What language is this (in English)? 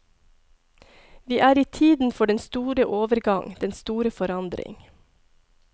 Norwegian